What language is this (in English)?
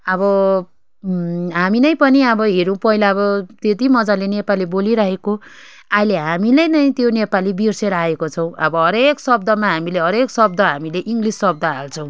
Nepali